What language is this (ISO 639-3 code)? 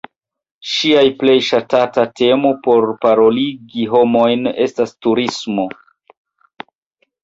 epo